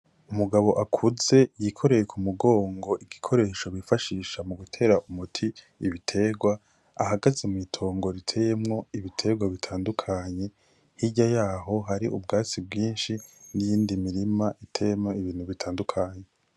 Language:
Rundi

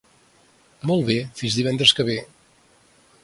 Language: Catalan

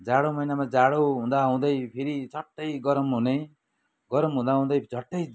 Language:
Nepali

